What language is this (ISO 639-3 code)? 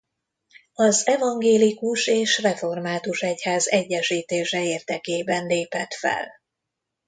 hun